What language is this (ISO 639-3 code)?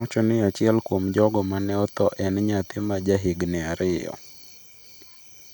luo